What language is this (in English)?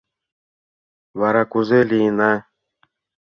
Mari